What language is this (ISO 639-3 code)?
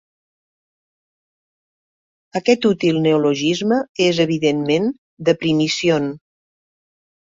cat